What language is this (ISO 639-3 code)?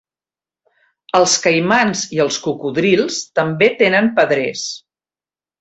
cat